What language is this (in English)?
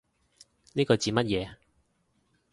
Cantonese